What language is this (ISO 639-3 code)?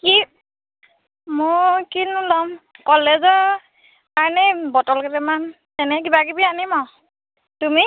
asm